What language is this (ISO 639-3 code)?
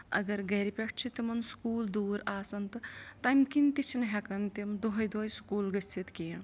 kas